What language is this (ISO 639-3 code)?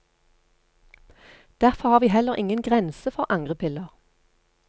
nor